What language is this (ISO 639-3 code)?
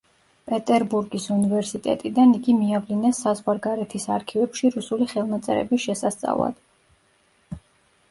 kat